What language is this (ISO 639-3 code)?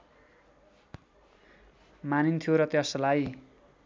nep